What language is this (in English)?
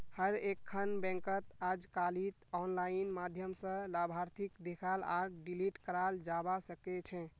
Magahi